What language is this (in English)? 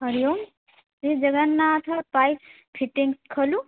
Sanskrit